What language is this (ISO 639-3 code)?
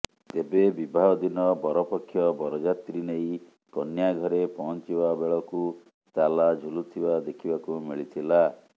ori